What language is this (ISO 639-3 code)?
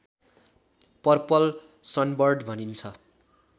nep